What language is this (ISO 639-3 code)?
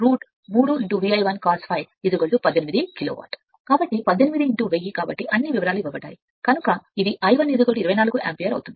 tel